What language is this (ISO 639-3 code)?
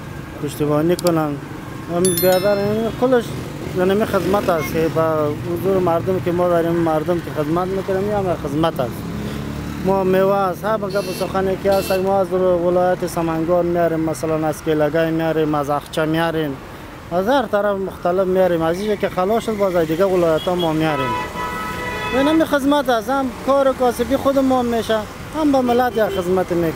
fas